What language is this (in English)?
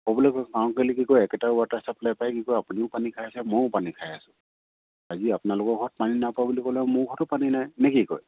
Assamese